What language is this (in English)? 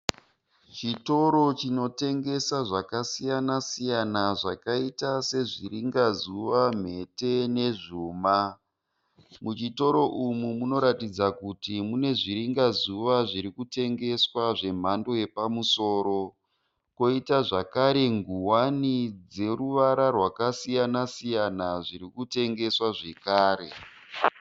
Shona